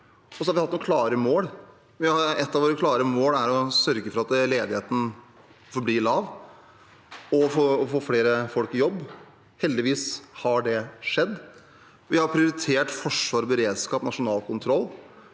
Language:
Norwegian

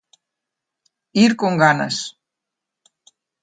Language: Galician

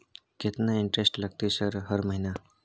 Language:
Maithili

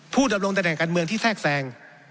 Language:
Thai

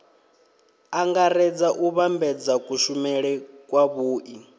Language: Venda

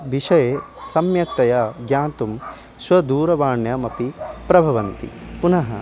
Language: Sanskrit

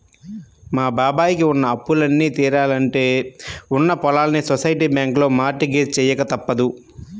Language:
Telugu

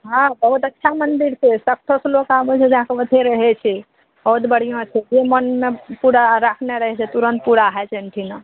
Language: Maithili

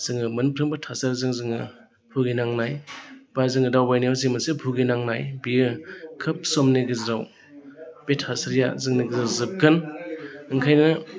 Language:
Bodo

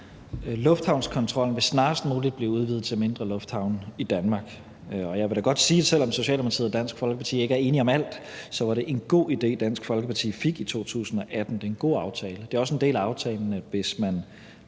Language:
Danish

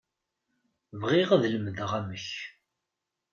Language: Kabyle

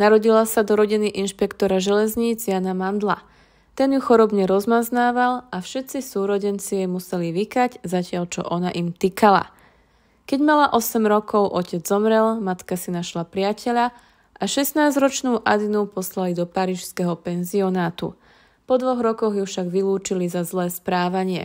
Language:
Slovak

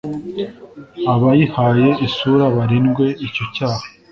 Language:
Kinyarwanda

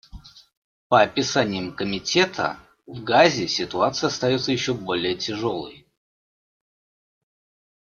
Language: Russian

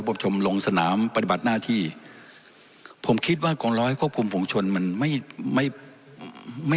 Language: Thai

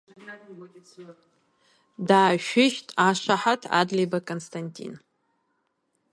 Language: Abkhazian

